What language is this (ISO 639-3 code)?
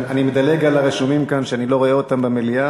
heb